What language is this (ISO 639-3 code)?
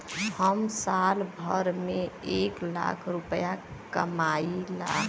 bho